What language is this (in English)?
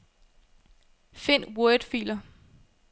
Danish